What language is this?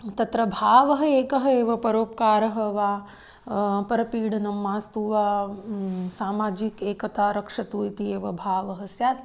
Sanskrit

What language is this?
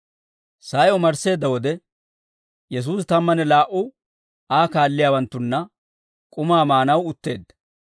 Dawro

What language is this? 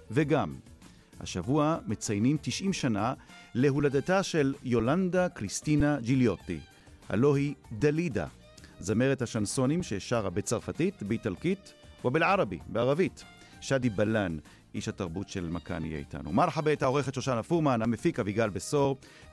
Hebrew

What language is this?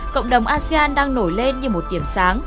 Vietnamese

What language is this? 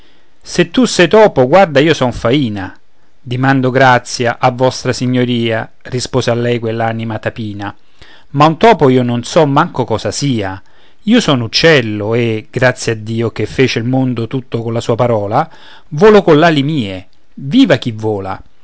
Italian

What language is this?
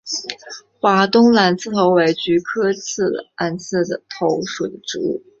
Chinese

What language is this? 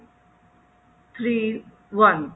Punjabi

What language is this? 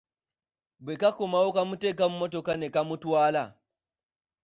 Ganda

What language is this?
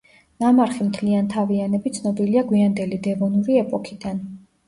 Georgian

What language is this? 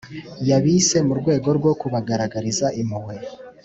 Kinyarwanda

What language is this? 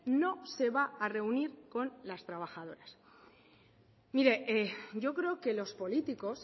Spanish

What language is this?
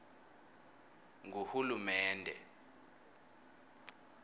Swati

